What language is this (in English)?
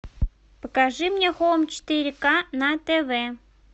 Russian